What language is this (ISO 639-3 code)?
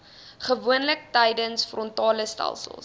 afr